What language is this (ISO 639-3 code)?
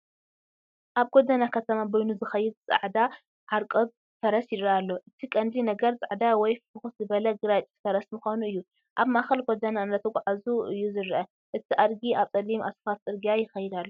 tir